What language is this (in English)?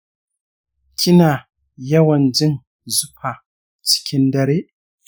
Hausa